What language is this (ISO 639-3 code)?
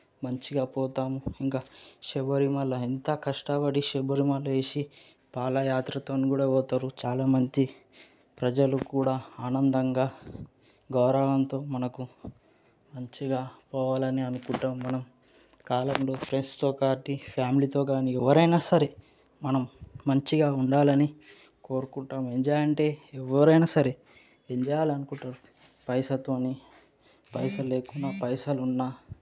tel